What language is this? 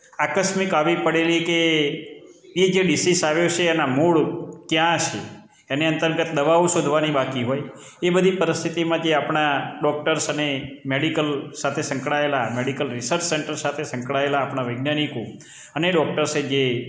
Gujarati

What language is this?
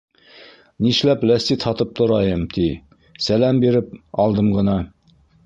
Bashkir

